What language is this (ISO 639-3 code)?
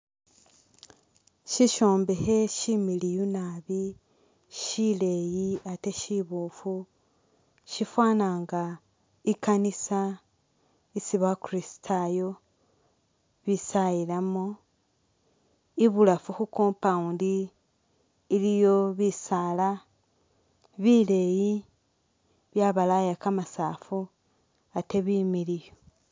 myx